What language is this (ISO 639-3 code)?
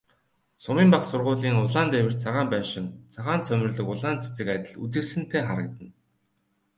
mon